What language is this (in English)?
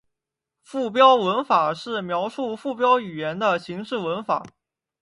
Chinese